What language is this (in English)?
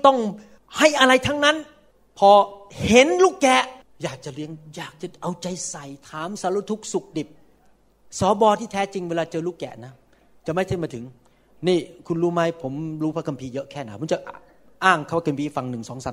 Thai